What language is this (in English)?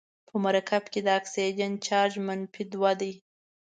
Pashto